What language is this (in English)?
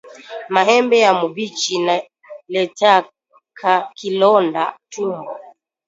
Swahili